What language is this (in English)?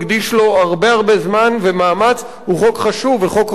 Hebrew